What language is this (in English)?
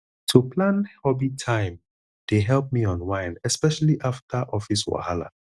Nigerian Pidgin